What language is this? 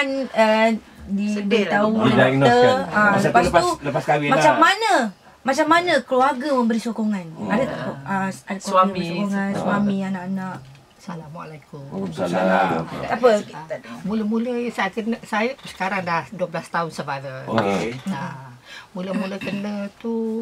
Malay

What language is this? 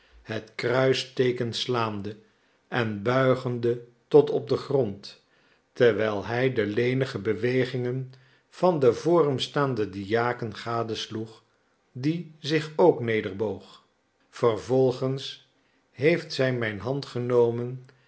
Dutch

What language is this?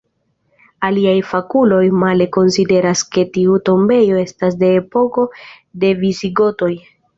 Esperanto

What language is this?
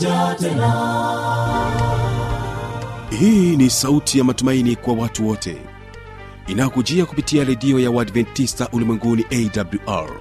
Swahili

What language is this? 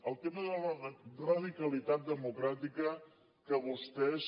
Catalan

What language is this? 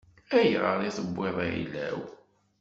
Kabyle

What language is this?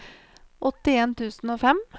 Norwegian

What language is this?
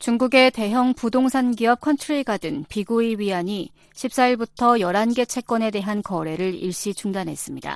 Korean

